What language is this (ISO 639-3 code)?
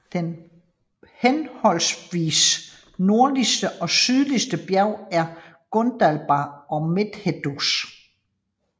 dan